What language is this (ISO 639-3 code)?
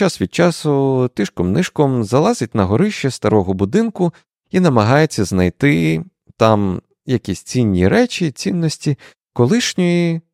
ukr